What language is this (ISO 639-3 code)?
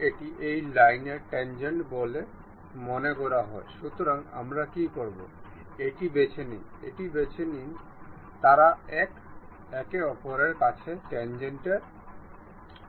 ben